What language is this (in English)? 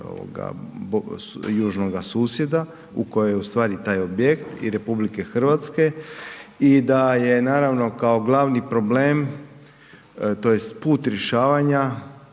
Croatian